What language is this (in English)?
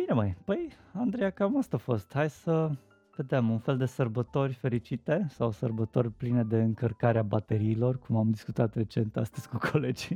Romanian